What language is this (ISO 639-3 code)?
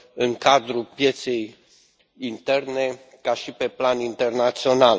ron